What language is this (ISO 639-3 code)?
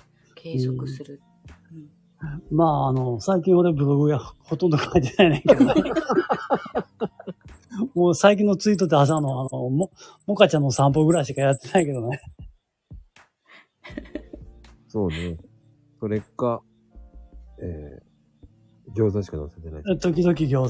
jpn